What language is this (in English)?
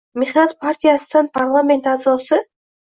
Uzbek